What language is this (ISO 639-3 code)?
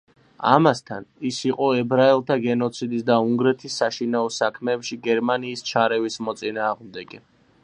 kat